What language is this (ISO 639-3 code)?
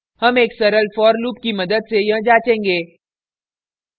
hin